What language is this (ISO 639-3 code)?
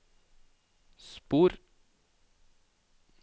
nor